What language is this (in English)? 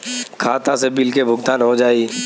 Bhojpuri